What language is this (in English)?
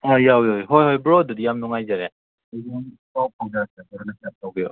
Manipuri